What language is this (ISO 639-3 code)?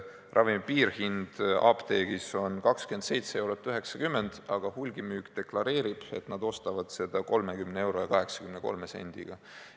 est